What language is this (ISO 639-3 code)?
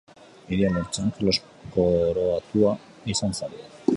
eus